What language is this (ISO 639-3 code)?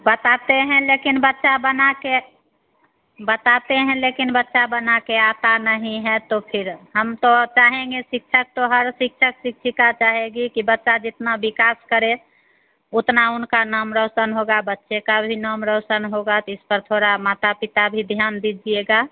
hin